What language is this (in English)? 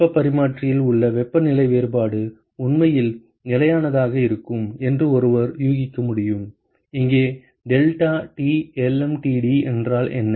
Tamil